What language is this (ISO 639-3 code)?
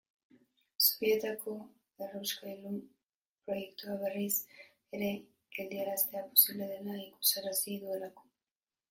eus